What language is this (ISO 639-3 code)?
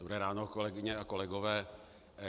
ces